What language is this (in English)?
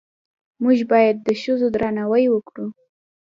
Pashto